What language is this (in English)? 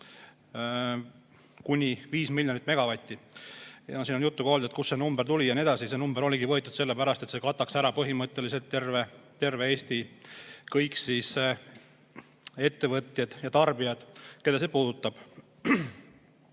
Estonian